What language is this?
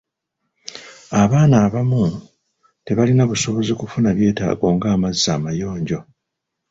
Ganda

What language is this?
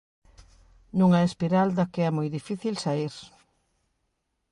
Galician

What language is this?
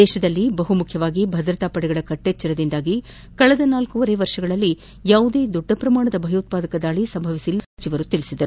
Kannada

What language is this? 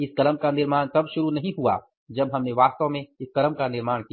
Hindi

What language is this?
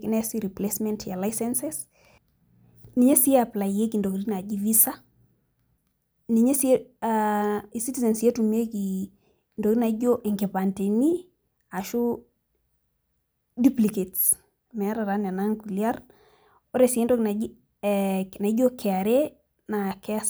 Masai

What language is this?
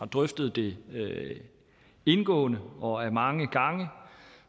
Danish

